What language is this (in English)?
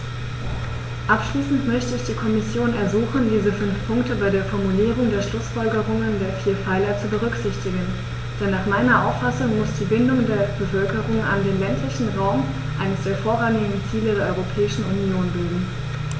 German